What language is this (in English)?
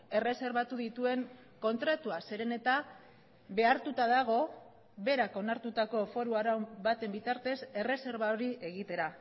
Basque